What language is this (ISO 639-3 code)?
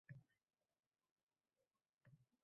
uzb